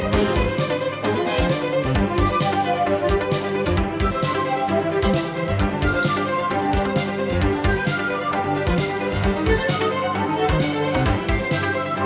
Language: Vietnamese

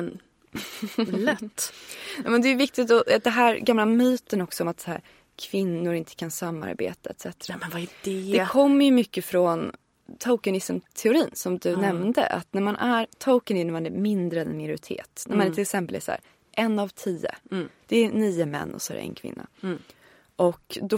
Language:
Swedish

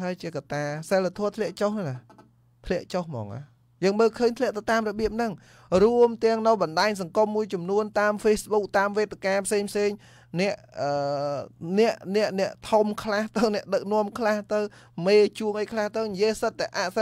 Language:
Vietnamese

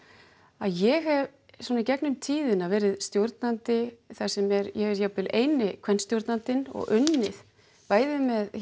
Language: Icelandic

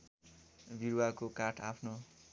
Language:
Nepali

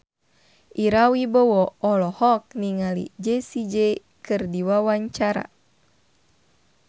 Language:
Sundanese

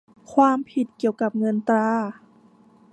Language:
Thai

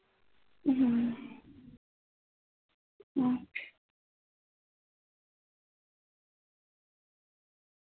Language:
Punjabi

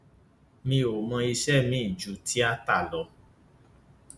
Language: Yoruba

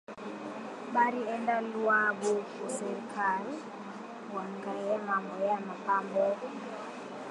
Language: Swahili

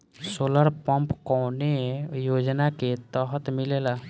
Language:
Bhojpuri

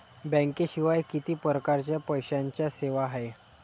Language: Marathi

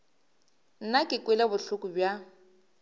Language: Northern Sotho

